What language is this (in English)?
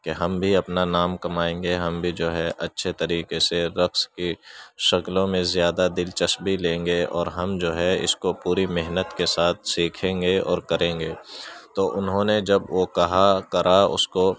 Urdu